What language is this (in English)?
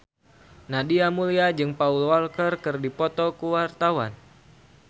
Sundanese